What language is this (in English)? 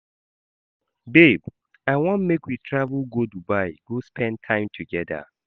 Nigerian Pidgin